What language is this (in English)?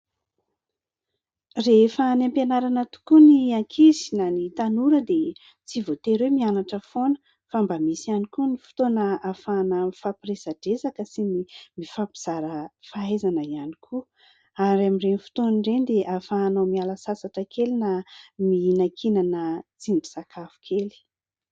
Malagasy